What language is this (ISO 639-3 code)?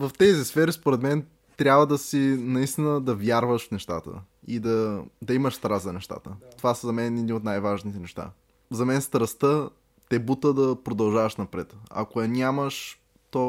bul